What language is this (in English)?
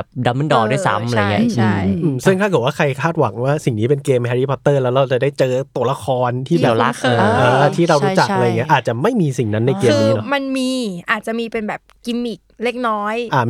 Thai